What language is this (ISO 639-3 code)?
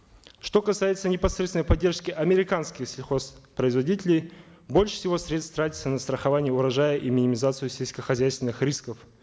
kaz